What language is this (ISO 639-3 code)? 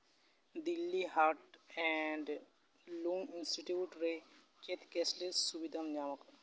sat